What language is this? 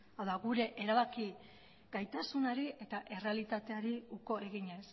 Basque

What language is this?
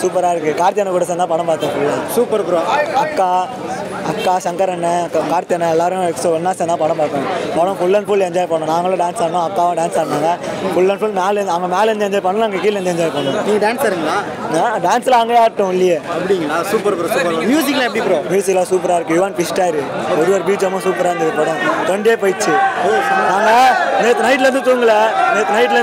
Korean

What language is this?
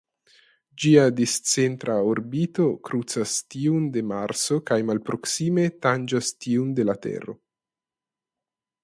Esperanto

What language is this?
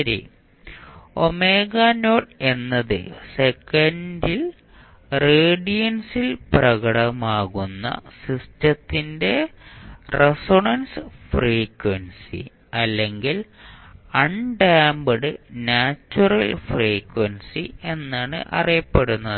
Malayalam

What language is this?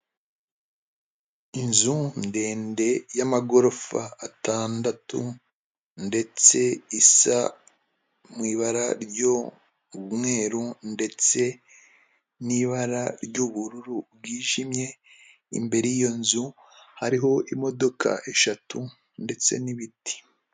Kinyarwanda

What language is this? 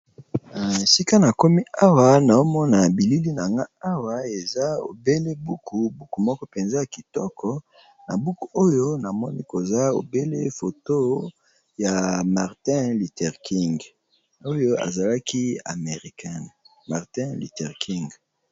Lingala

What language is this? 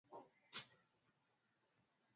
Swahili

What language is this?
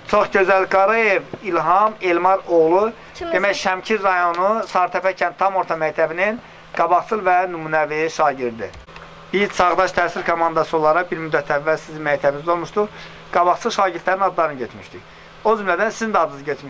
Turkish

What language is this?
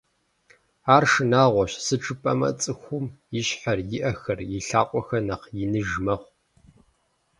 Kabardian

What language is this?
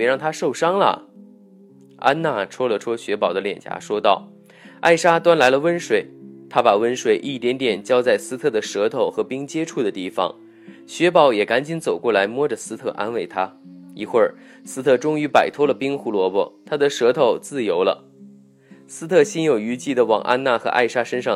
Chinese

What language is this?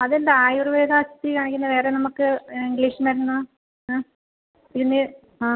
Malayalam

